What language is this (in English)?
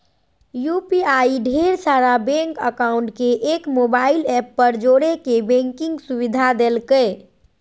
Magahi